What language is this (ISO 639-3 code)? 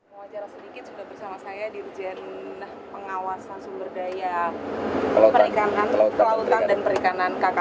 ind